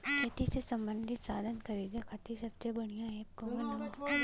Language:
Bhojpuri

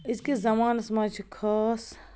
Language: Kashmiri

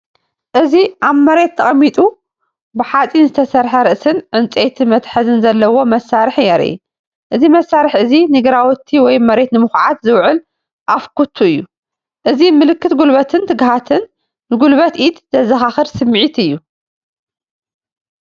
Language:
Tigrinya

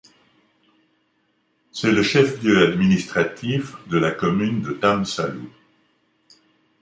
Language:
French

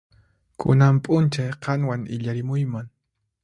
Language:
Puno Quechua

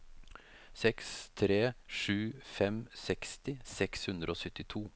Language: Norwegian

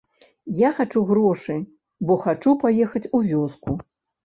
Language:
Belarusian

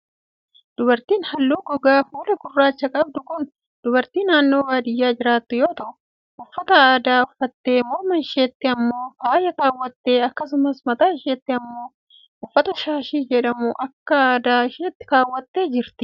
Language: Oromo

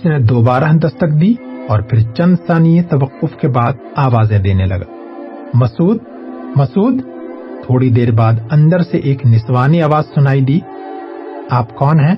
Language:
Urdu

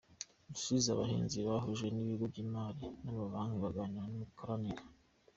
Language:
Kinyarwanda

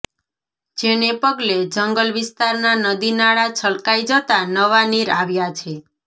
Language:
Gujarati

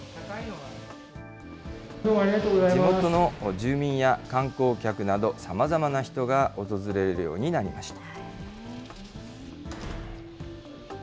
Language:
Japanese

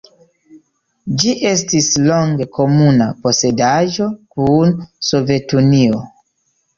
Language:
Esperanto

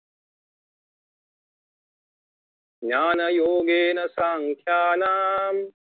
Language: Marathi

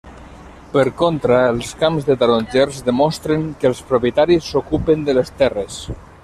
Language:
Catalan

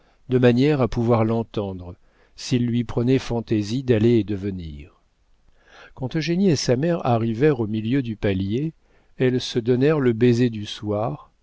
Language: French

